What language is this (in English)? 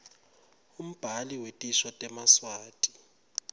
Swati